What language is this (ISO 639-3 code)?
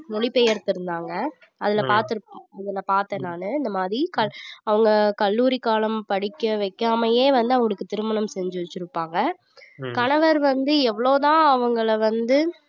tam